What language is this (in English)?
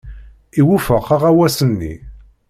Kabyle